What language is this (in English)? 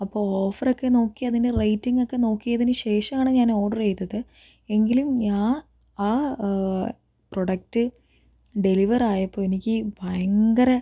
Malayalam